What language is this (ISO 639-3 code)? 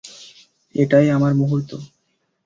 ben